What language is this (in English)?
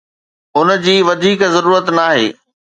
Sindhi